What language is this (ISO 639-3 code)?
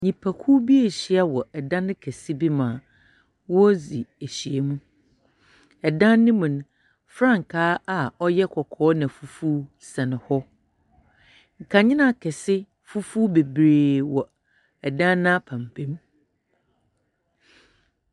aka